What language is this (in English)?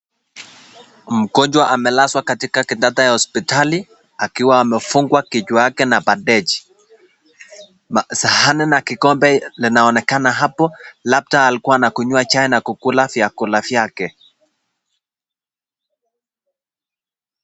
Swahili